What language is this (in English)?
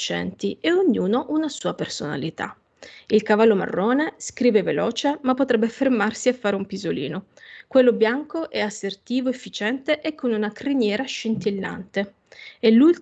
Italian